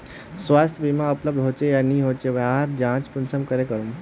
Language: Magahi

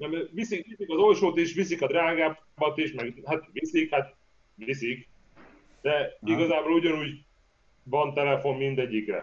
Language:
Hungarian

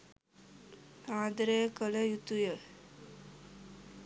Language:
Sinhala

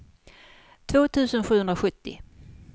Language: Swedish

